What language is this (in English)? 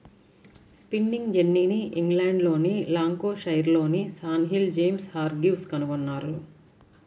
Telugu